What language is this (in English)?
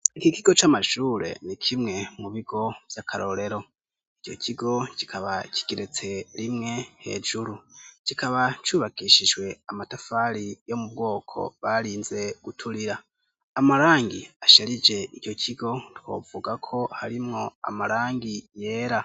Rundi